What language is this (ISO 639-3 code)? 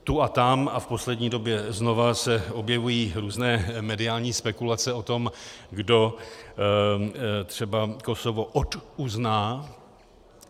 ces